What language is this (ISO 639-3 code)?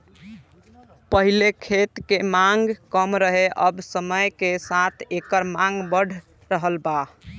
bho